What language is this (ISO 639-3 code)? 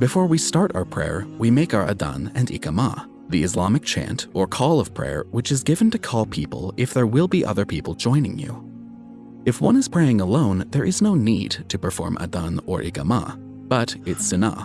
eng